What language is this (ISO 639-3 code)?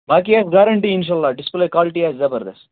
kas